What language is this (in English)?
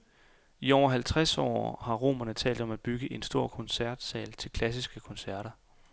Danish